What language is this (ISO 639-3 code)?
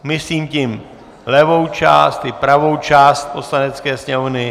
ces